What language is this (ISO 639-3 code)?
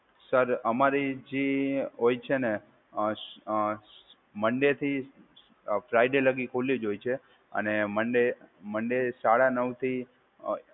guj